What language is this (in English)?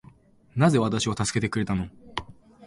Japanese